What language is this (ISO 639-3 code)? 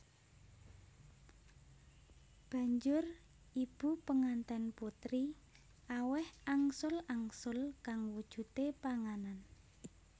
jav